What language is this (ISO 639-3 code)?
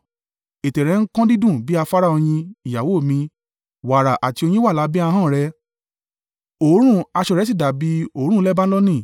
yor